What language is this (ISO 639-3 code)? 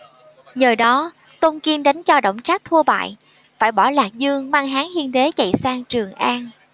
vie